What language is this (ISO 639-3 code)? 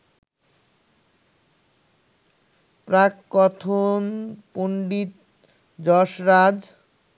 ben